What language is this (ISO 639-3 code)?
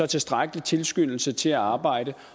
dan